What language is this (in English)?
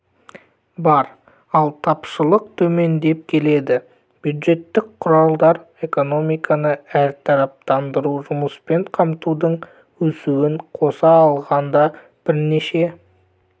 Kazakh